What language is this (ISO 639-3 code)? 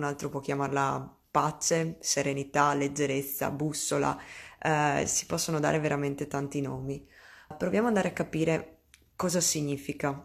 ita